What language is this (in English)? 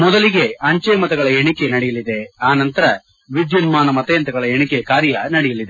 Kannada